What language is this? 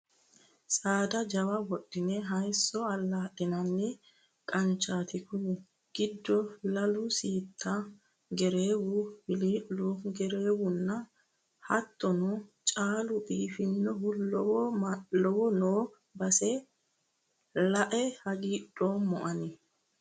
Sidamo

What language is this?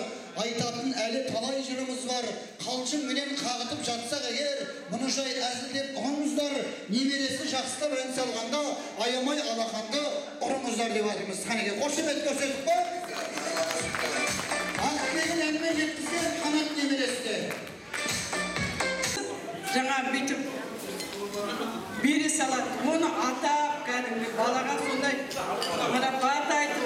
Turkish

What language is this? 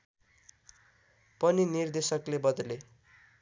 Nepali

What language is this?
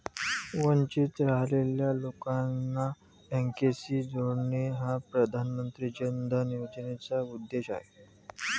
Marathi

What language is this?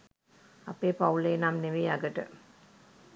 Sinhala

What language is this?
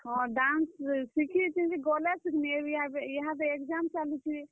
Odia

